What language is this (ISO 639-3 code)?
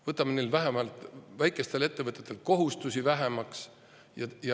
est